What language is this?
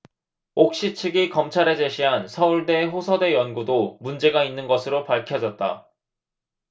Korean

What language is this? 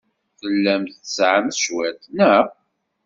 Kabyle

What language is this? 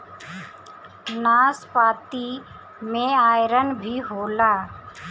Bhojpuri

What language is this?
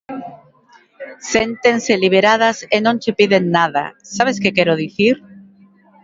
Galician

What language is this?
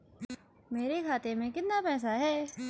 Hindi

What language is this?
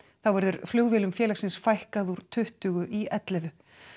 Icelandic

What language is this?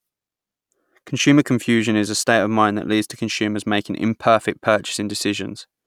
English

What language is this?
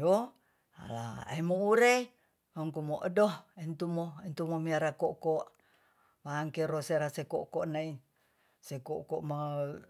Tonsea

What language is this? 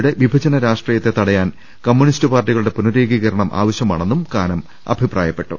Malayalam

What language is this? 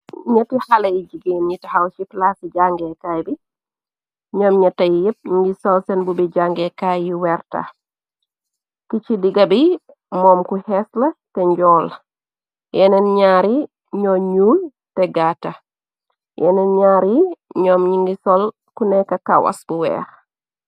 Wolof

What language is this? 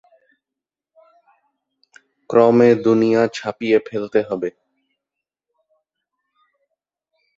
Bangla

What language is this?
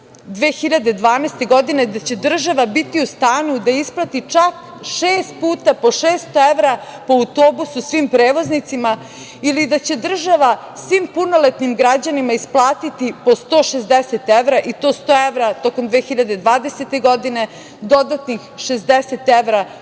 Serbian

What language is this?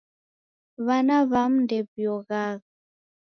Taita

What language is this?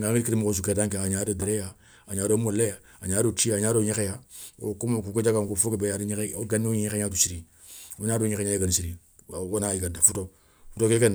Soninke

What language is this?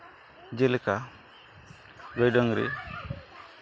Santali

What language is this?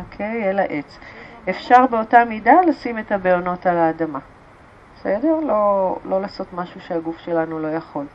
Hebrew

